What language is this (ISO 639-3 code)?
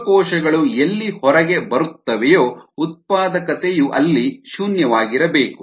kan